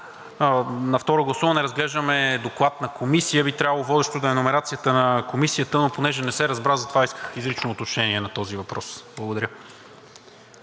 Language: Bulgarian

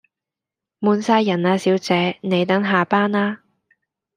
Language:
Cantonese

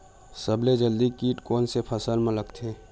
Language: Chhattisgarhi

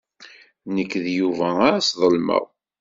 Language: Kabyle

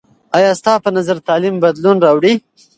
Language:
Pashto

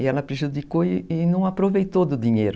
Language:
Portuguese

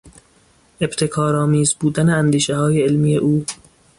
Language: Persian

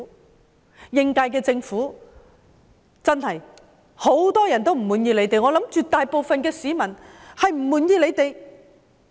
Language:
Cantonese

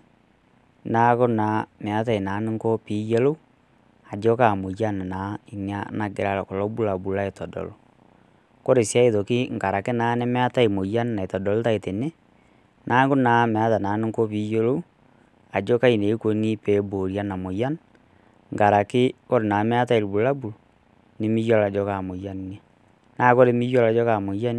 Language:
Masai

